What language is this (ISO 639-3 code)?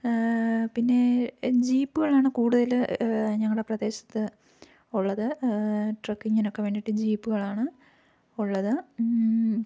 mal